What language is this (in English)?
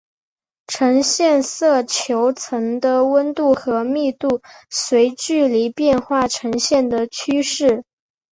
Chinese